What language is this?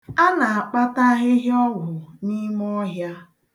Igbo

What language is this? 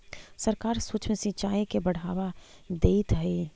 Magahi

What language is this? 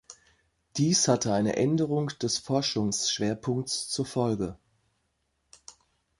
German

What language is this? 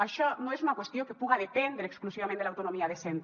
Catalan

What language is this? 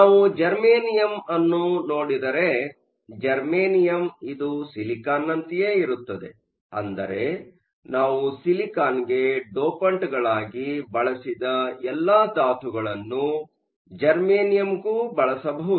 Kannada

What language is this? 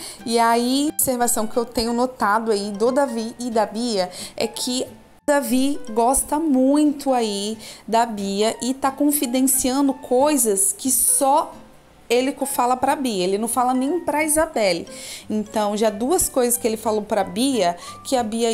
Portuguese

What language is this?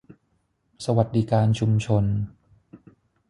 Thai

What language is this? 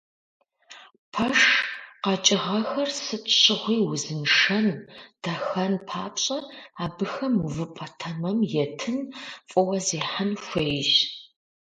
Kabardian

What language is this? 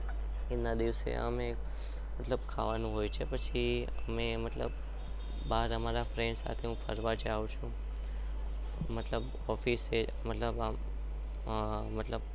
Gujarati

